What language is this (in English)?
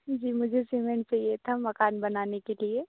Hindi